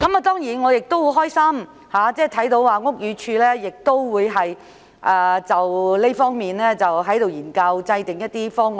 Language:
Cantonese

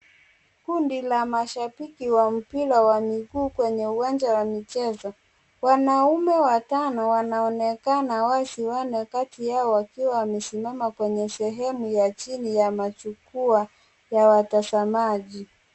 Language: Swahili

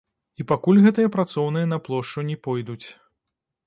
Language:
Belarusian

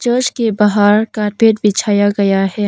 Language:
Hindi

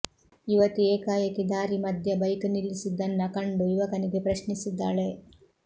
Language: Kannada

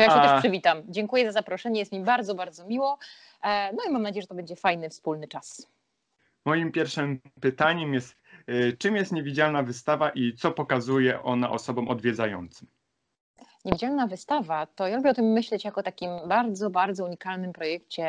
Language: Polish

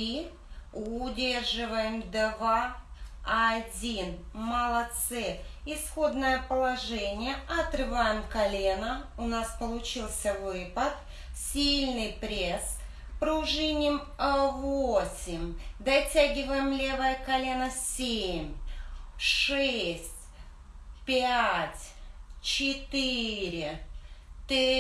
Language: Russian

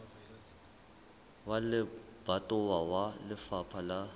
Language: Southern Sotho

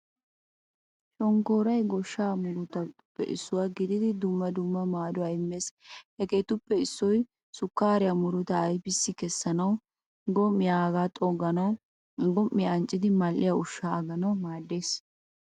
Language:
Wolaytta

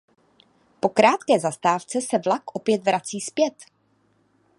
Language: Czech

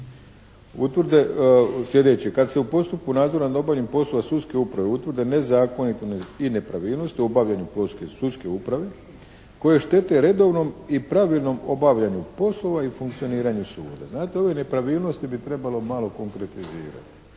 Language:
Croatian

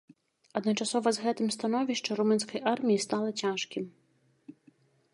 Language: Belarusian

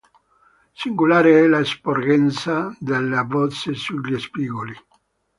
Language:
Italian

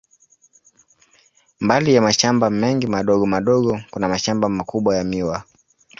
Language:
Swahili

